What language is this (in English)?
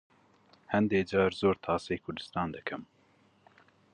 Central Kurdish